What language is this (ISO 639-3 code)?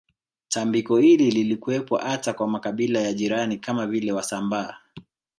swa